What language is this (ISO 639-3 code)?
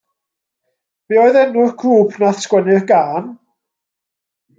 cym